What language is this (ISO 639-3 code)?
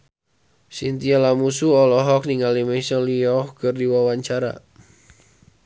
sun